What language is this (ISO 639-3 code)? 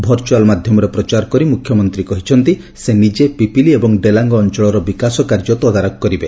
ori